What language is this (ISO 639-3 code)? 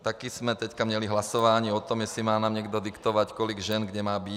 ces